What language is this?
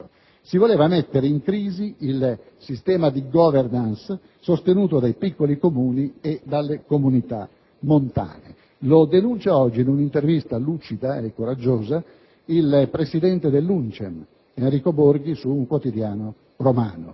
Italian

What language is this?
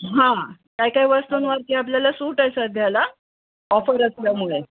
Marathi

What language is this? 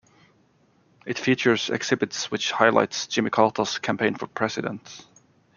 English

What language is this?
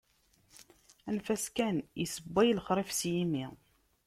Kabyle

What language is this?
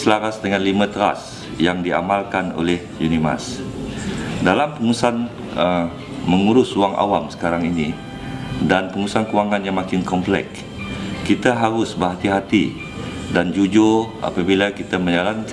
Malay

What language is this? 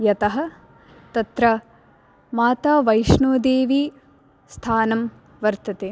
Sanskrit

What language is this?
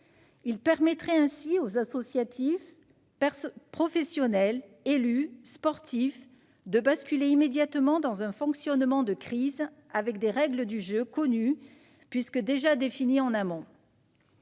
French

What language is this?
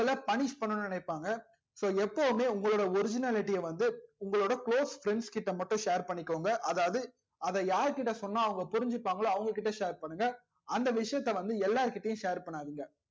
Tamil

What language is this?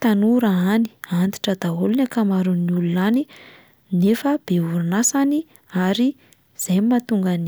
Malagasy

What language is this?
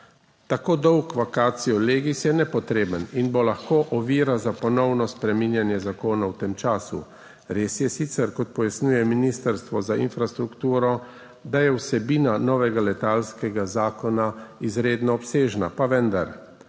Slovenian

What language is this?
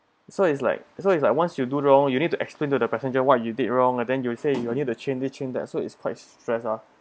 English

